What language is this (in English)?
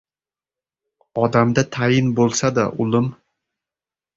Uzbek